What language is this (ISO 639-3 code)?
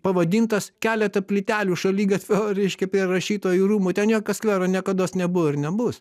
lit